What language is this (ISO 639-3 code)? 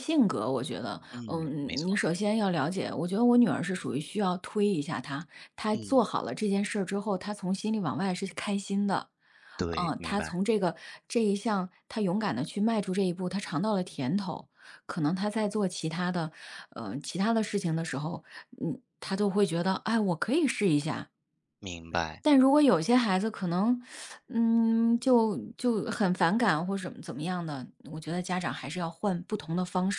zho